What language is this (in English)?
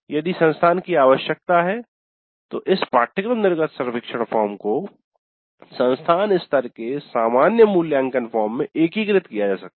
Hindi